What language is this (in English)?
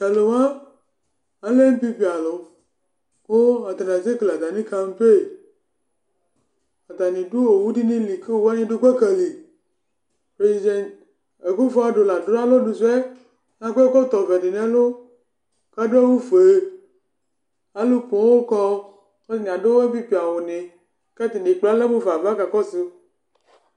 Ikposo